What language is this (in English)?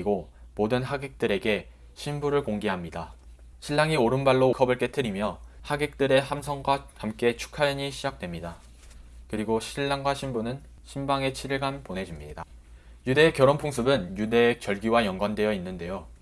Korean